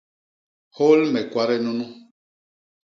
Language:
Basaa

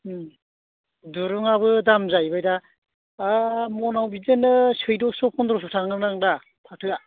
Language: Bodo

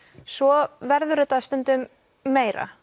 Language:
Icelandic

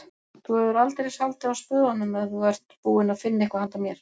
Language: Icelandic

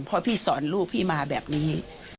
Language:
Thai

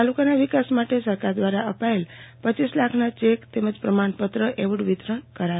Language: Gujarati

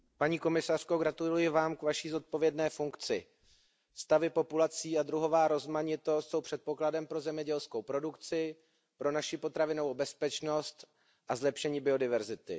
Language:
Czech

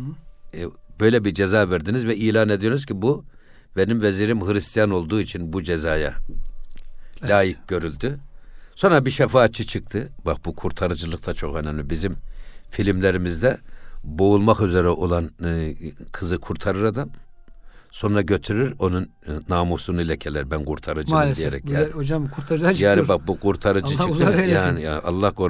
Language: Turkish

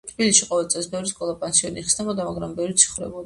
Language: Georgian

